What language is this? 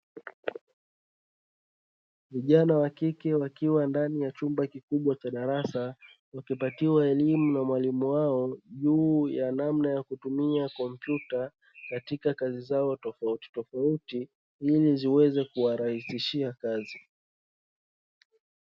Swahili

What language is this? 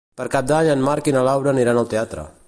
Catalan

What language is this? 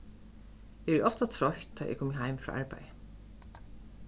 Faroese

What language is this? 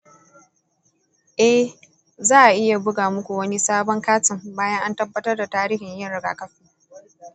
Hausa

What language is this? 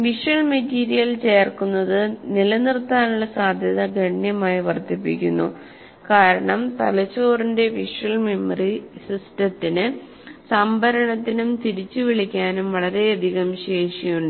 Malayalam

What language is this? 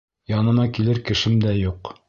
Bashkir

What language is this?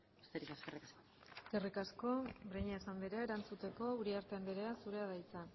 Basque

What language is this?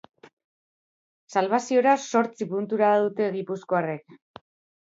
Basque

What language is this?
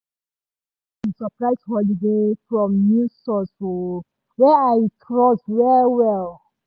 Nigerian Pidgin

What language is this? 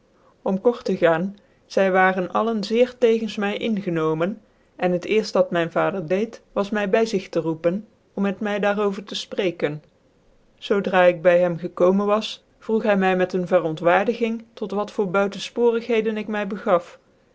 Dutch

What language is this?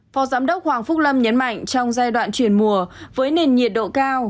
Vietnamese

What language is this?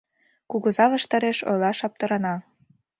Mari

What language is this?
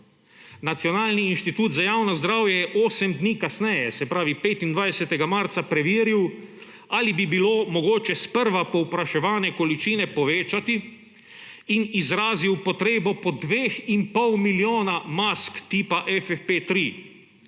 Slovenian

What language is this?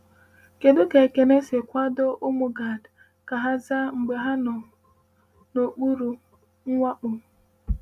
Igbo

